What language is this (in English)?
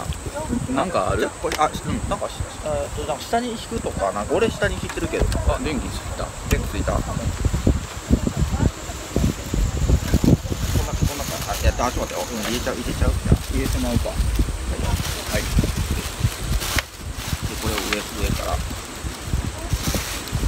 Japanese